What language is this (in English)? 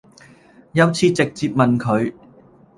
Cantonese